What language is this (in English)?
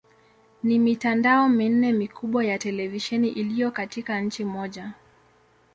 Swahili